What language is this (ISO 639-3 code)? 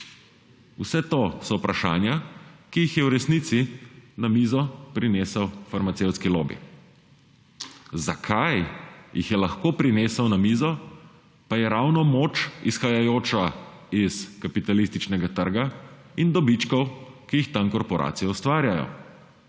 slv